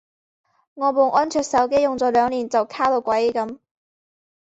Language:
Cantonese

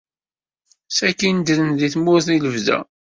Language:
Kabyle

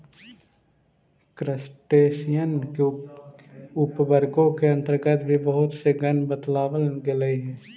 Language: Magahi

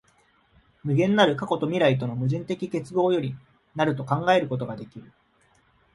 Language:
Japanese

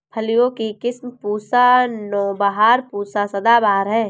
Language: Hindi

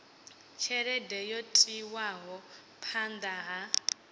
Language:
Venda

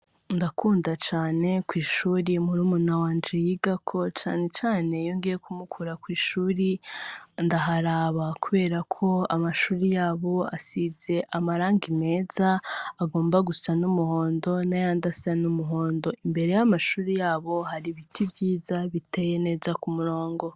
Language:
Rundi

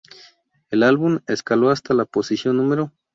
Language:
Spanish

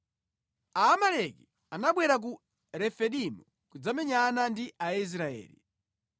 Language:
Nyanja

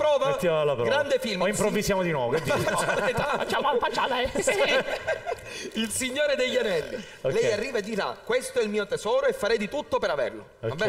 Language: Italian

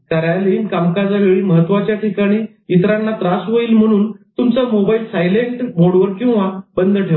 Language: Marathi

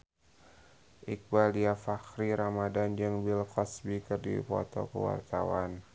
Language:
Sundanese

